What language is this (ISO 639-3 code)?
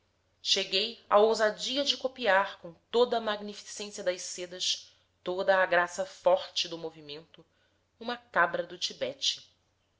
por